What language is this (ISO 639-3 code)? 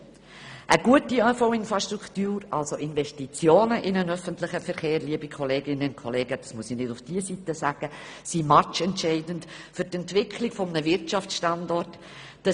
gsw